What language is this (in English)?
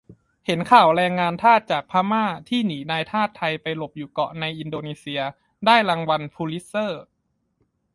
Thai